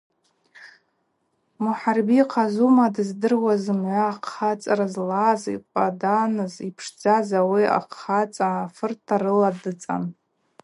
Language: Abaza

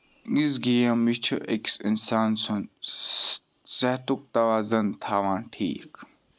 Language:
Kashmiri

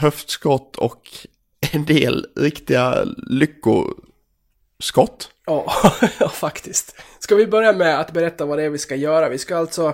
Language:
Swedish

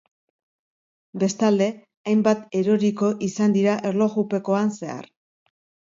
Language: Basque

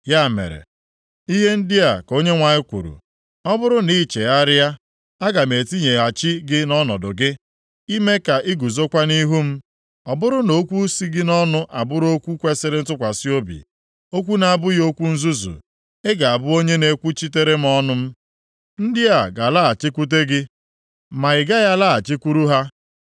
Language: Igbo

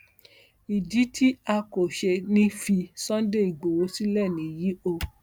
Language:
Yoruba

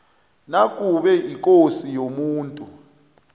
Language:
South Ndebele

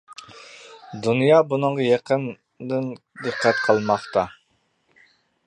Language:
Uyghur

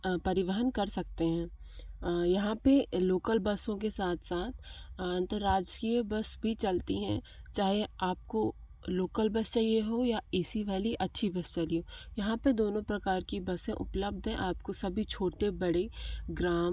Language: Hindi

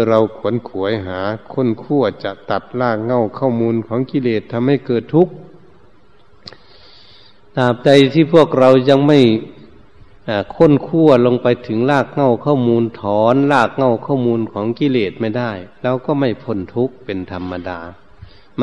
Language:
Thai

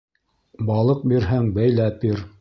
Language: Bashkir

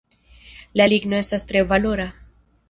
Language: Esperanto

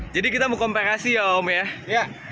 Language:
Indonesian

